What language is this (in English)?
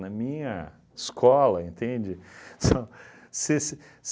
Portuguese